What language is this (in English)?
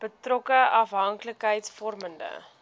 Afrikaans